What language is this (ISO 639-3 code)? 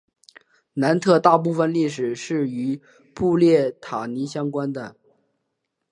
zho